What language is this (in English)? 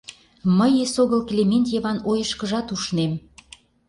Mari